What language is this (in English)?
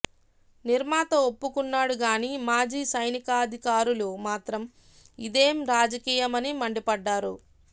Telugu